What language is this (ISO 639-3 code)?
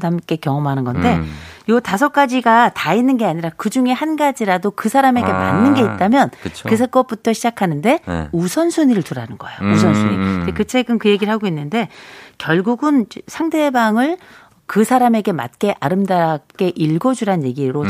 kor